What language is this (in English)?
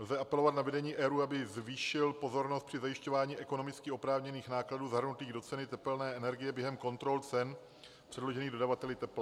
Czech